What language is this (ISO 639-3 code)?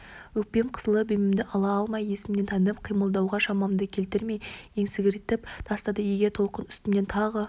kaz